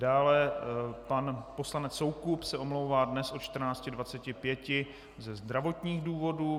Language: Czech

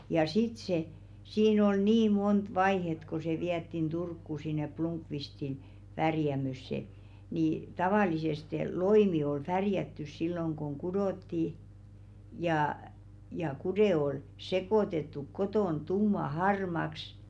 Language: Finnish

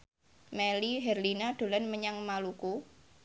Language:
Javanese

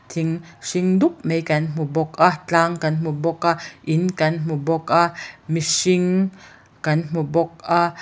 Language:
Mizo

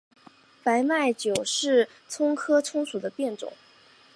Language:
Chinese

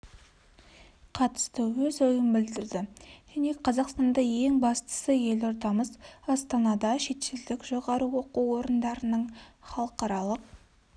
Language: Kazakh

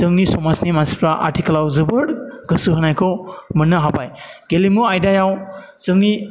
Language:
Bodo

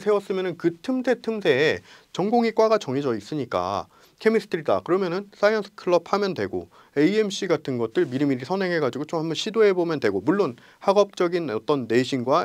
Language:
Korean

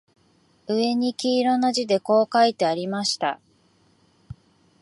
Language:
Japanese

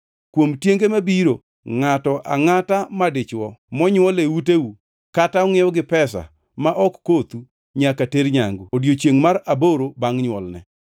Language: Luo (Kenya and Tanzania)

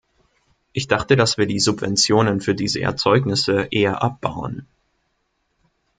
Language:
German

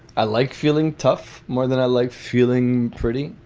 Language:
English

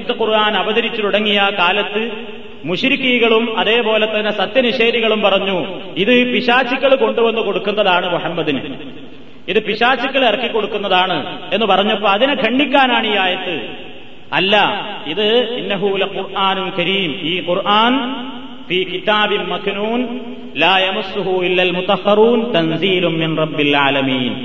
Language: Malayalam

